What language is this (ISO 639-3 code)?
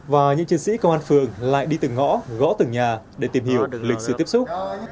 vie